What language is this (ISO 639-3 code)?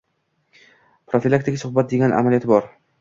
uzb